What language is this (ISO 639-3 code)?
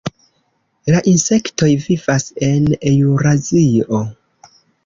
epo